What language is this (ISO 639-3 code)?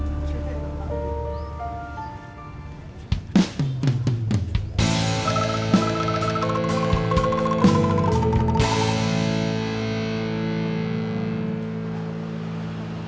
ind